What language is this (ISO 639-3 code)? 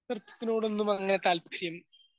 mal